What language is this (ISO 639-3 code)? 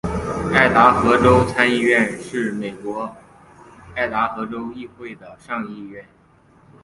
zho